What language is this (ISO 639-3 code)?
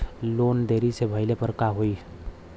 bho